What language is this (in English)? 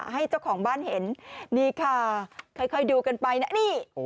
Thai